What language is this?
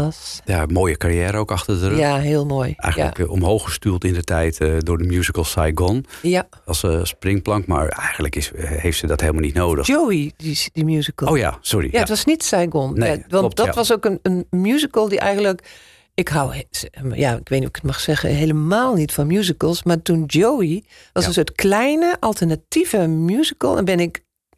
Dutch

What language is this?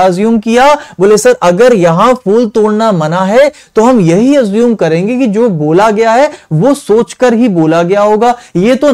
Hindi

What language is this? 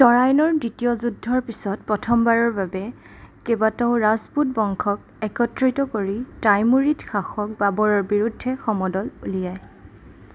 Assamese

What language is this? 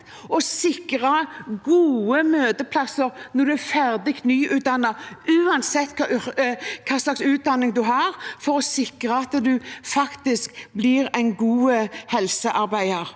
Norwegian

